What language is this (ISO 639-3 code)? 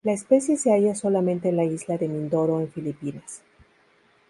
spa